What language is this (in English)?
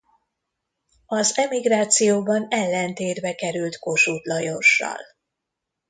Hungarian